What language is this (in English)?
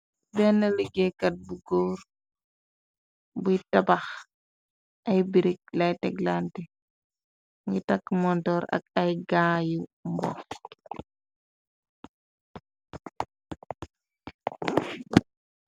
Wolof